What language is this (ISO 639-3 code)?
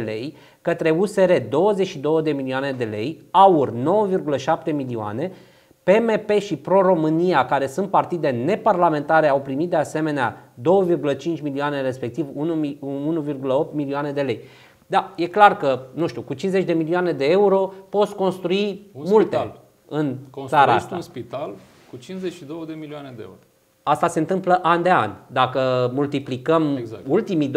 ron